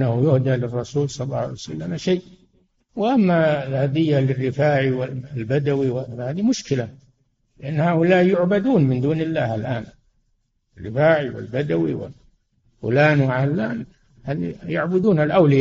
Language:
Arabic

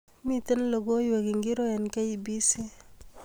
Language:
Kalenjin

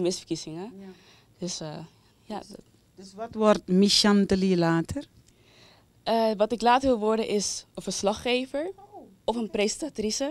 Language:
Dutch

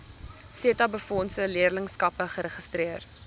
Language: Afrikaans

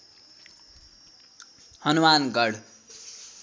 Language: Nepali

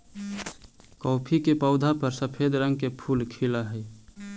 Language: Magahi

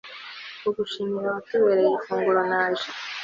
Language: Kinyarwanda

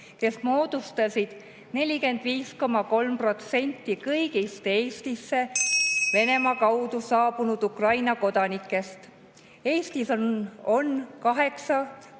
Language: Estonian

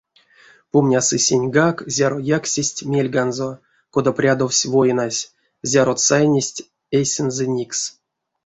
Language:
Erzya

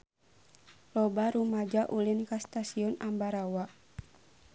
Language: Sundanese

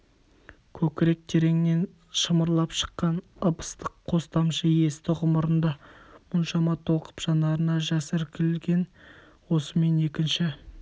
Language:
Kazakh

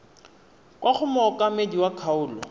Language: Tswana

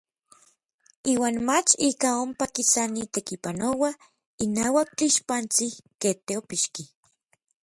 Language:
Orizaba Nahuatl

